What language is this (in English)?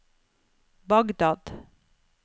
Norwegian